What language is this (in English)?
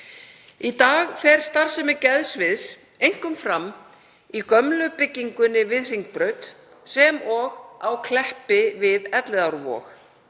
Icelandic